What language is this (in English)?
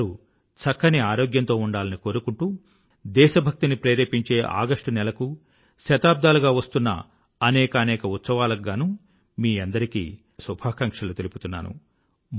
Telugu